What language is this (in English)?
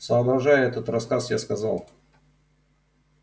Russian